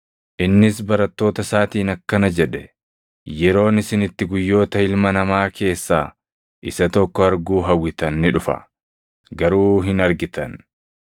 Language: Oromo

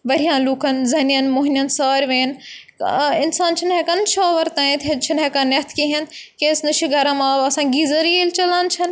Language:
Kashmiri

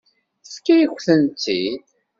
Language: Kabyle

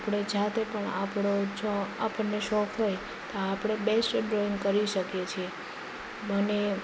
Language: Gujarati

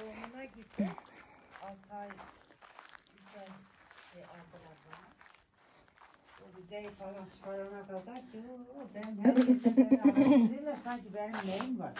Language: Turkish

